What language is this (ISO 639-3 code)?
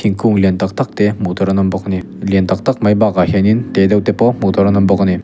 lus